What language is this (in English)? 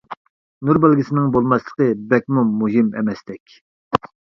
Uyghur